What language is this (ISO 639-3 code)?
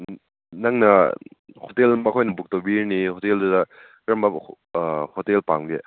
mni